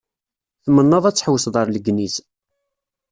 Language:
Kabyle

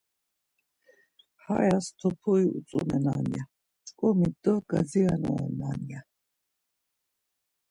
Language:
Laz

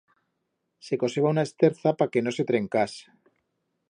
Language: Aragonese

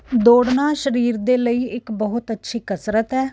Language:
Punjabi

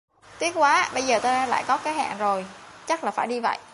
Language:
Vietnamese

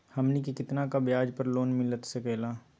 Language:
Magahi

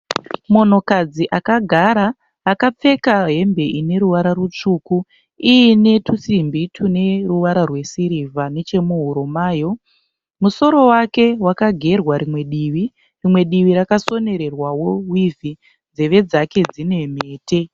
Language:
Shona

